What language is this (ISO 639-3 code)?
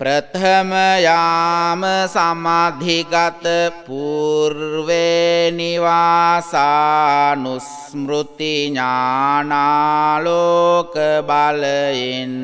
ron